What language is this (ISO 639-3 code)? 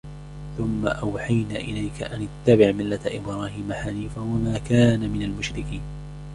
ara